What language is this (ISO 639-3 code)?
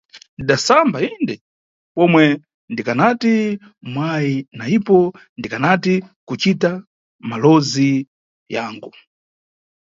nyu